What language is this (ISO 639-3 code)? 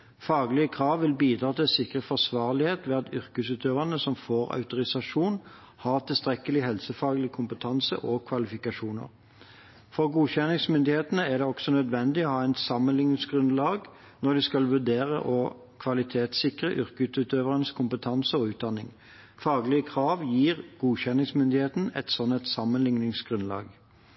nob